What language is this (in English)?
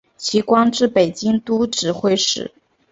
Chinese